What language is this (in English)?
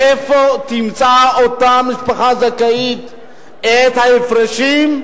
Hebrew